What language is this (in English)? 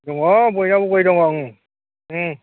Bodo